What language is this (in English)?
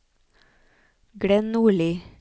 Norwegian